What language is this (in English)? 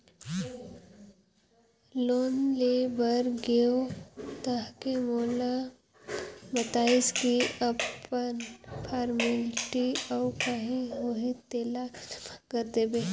Chhattisgarhi